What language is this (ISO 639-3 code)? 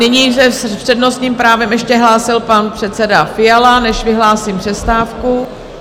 ces